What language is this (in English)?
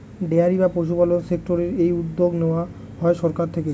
Bangla